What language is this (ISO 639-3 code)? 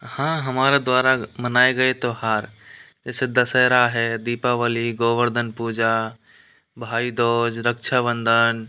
hin